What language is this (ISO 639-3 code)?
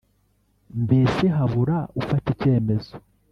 kin